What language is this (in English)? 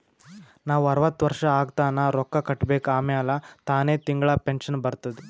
Kannada